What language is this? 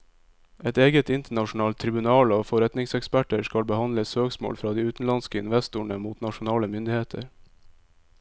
Norwegian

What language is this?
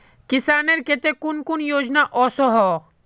Magahi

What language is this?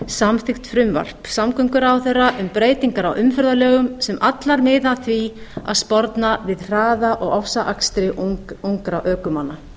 Icelandic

